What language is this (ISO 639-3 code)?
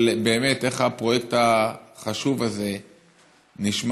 heb